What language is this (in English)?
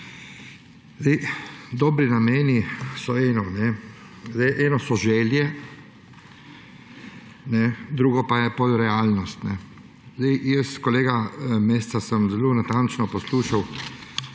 Slovenian